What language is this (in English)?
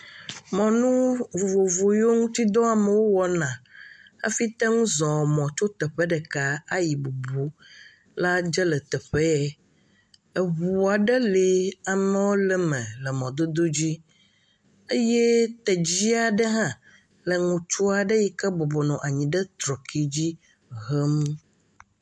Ewe